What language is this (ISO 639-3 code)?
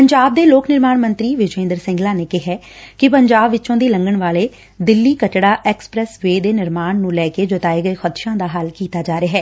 pan